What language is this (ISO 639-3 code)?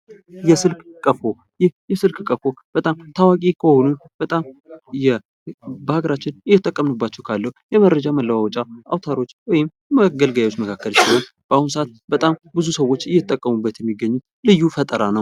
amh